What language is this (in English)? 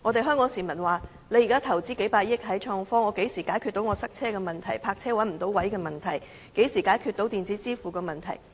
Cantonese